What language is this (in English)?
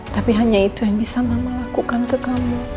Indonesian